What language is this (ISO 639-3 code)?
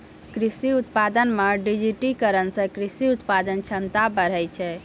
mai